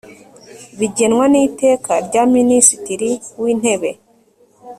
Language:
Kinyarwanda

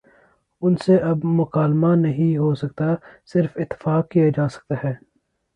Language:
Urdu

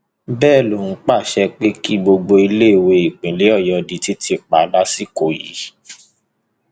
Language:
Yoruba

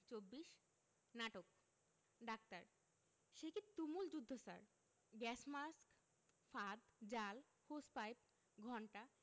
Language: Bangla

